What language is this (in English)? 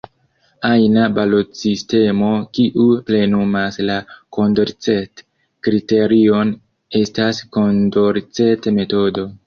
Esperanto